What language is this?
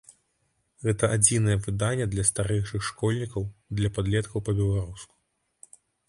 Belarusian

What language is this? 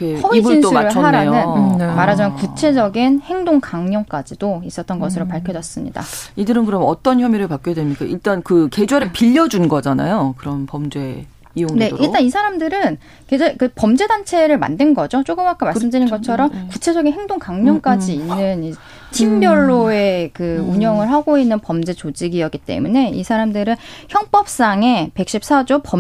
Korean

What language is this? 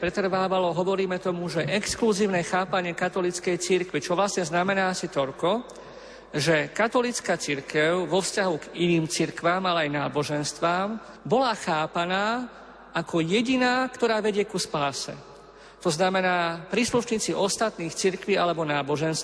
Slovak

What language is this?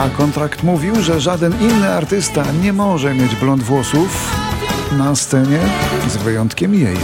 Polish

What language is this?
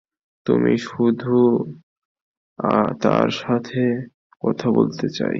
Bangla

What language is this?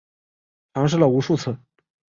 Chinese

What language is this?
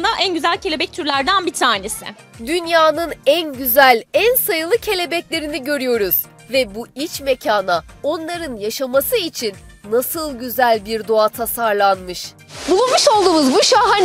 Turkish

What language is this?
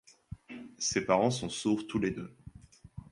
French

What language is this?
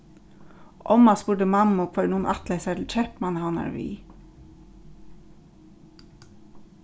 Faroese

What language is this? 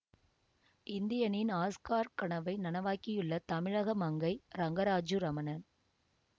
Tamil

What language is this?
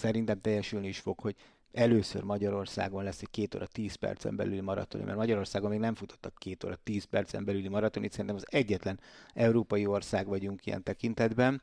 Hungarian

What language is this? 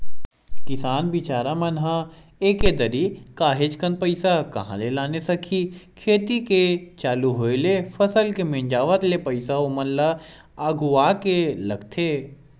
Chhattisgarhi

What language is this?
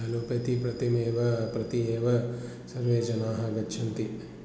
Sanskrit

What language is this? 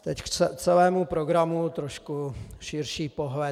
Czech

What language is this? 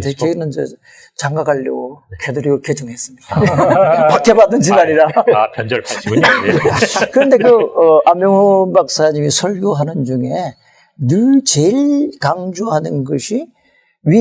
Korean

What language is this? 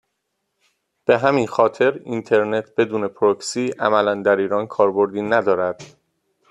Persian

